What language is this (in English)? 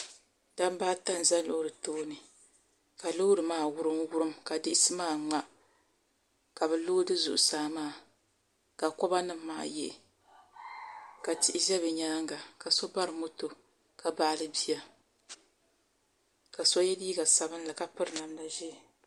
Dagbani